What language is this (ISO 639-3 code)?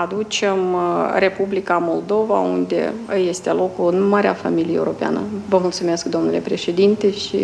ron